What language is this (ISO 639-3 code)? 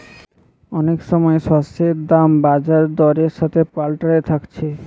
ben